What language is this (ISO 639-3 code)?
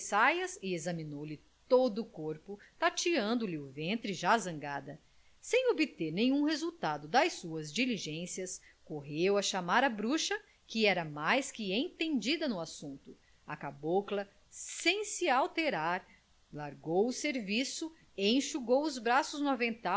por